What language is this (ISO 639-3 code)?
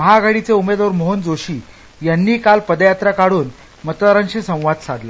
mar